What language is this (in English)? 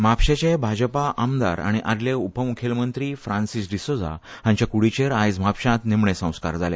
Konkani